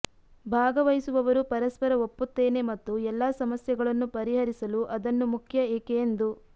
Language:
Kannada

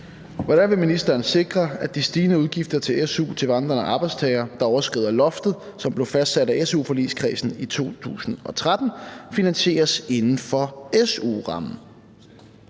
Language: Danish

